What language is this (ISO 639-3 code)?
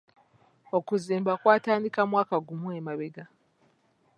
lug